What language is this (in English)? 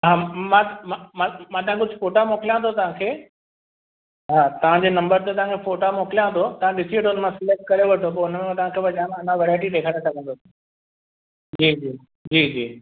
Sindhi